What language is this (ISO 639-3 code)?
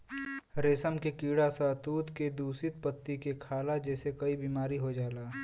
bho